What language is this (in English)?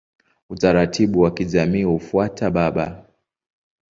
Swahili